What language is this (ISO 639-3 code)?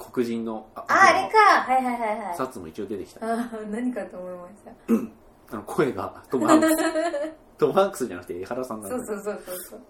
jpn